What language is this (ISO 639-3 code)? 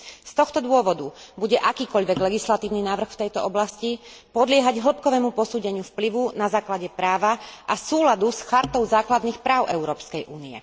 slk